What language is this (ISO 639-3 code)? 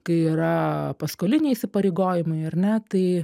lit